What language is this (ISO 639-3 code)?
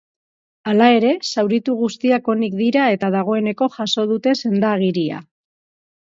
eus